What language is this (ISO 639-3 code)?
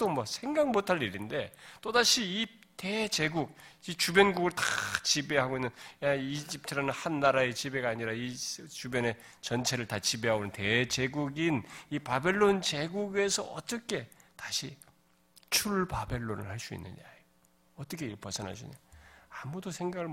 kor